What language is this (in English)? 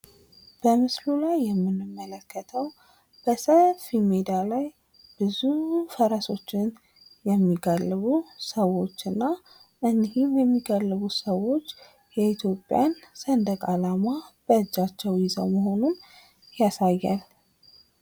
Amharic